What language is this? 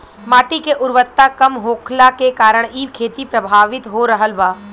Bhojpuri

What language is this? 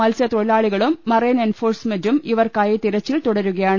Malayalam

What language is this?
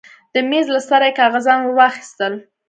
Pashto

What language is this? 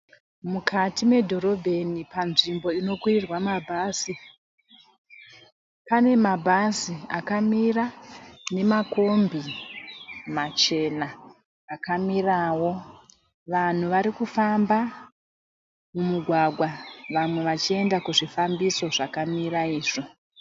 Shona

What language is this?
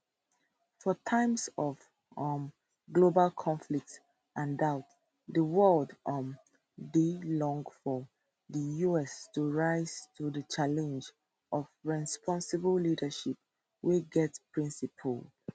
Nigerian Pidgin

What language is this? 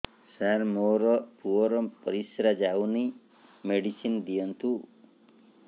Odia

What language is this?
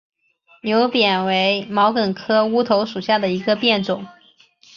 Chinese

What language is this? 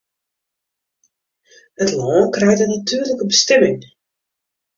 Western Frisian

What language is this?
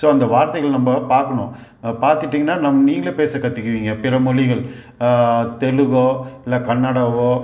Tamil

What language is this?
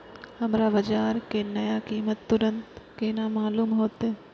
Maithili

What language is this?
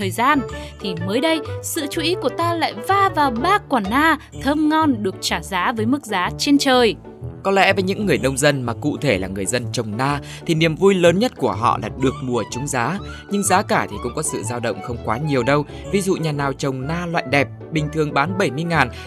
Vietnamese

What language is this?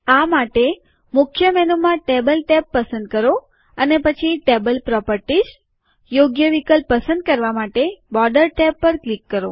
Gujarati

